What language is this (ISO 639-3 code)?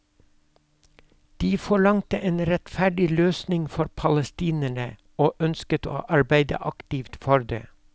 nor